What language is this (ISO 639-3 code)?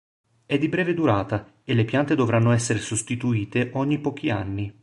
ita